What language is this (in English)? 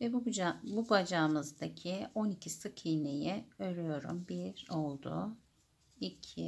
Turkish